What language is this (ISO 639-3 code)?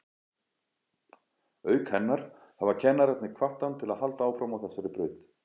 isl